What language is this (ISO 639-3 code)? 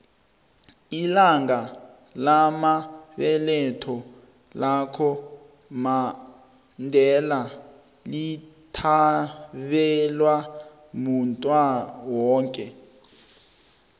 nbl